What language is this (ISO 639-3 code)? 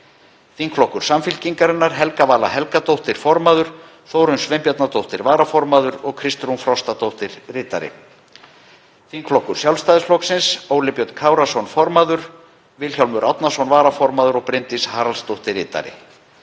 isl